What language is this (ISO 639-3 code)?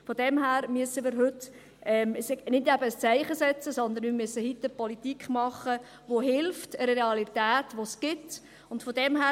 gsw